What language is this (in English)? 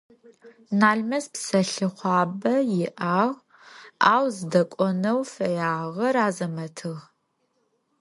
Adyghe